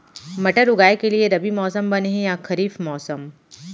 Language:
Chhattisgarhi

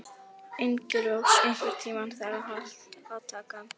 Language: Icelandic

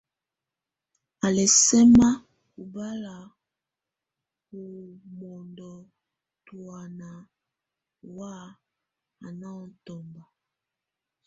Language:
Tunen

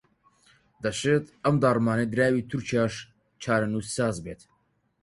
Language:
Central Kurdish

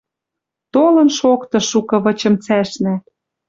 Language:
Western Mari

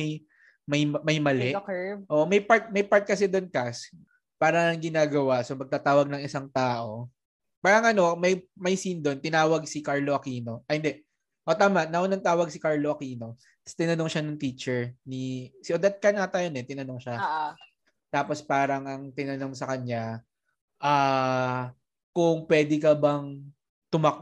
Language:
Filipino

